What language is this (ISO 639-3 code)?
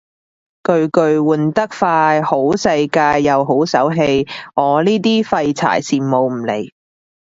yue